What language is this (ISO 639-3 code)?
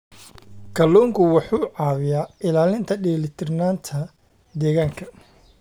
som